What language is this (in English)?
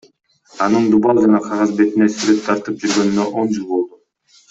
Kyrgyz